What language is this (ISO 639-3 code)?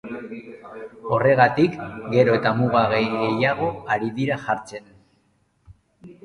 eus